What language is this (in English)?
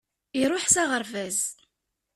Kabyle